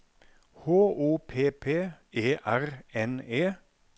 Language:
Norwegian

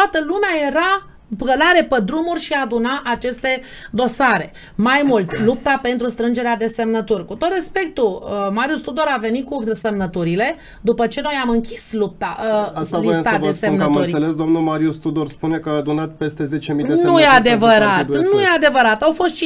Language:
Romanian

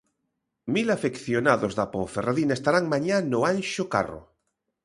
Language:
Galician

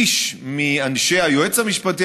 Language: Hebrew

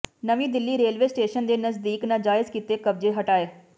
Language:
Punjabi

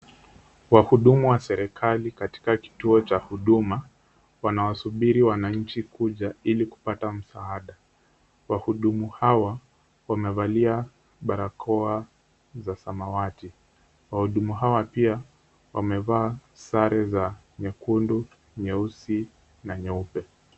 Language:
Swahili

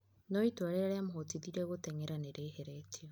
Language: Kikuyu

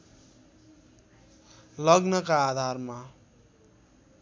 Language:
Nepali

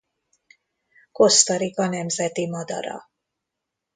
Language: Hungarian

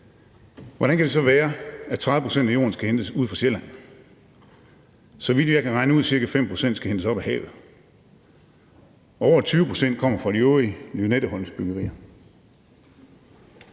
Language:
Danish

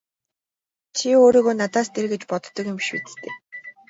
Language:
Mongolian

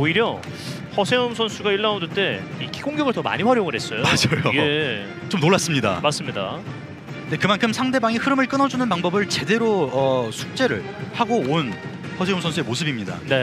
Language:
Korean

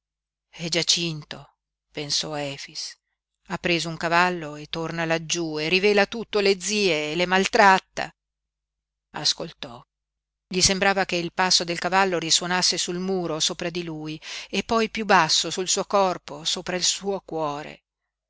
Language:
Italian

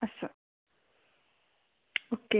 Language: Marathi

